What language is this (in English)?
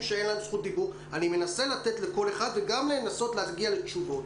Hebrew